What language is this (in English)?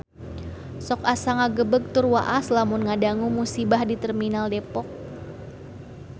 Sundanese